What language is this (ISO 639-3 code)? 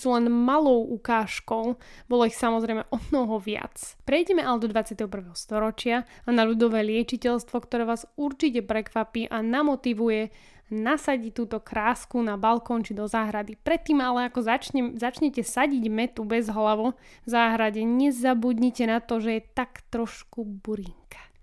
slk